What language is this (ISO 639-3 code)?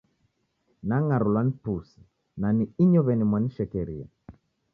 dav